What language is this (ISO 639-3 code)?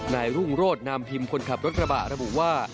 tha